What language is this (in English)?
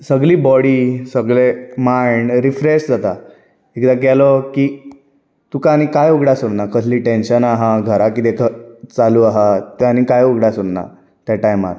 Konkani